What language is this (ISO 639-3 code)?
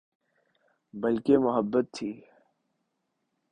urd